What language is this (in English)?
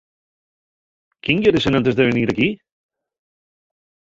Asturian